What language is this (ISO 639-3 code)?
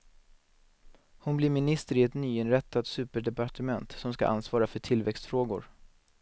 swe